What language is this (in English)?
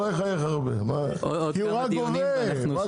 Hebrew